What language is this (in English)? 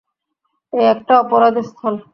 Bangla